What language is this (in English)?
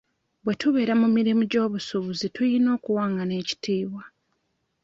Ganda